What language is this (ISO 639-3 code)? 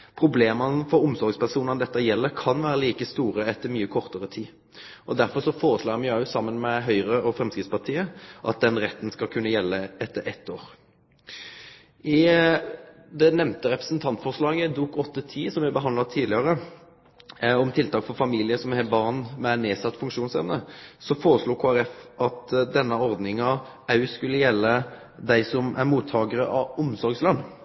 nno